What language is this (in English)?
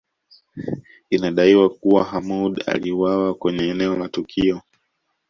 Swahili